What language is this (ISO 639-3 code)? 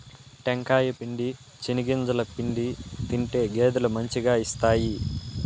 tel